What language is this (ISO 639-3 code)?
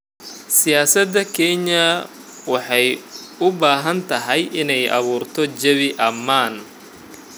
som